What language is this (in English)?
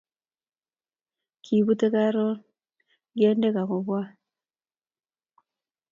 Kalenjin